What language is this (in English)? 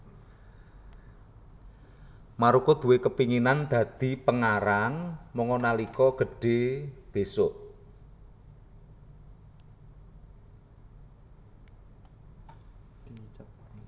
Javanese